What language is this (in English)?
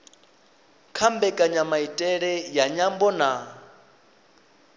Venda